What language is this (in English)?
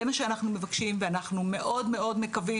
Hebrew